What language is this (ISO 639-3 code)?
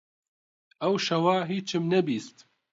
ckb